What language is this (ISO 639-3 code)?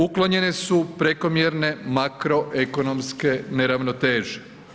hrv